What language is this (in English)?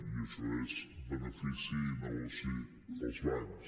Catalan